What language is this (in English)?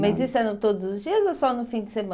Portuguese